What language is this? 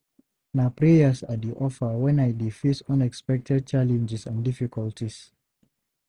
Nigerian Pidgin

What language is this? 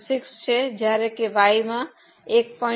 Gujarati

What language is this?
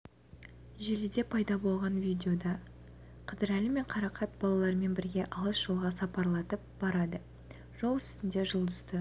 Kazakh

